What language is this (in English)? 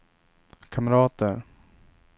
Swedish